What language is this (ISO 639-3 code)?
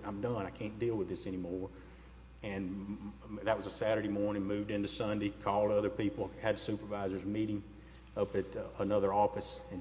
eng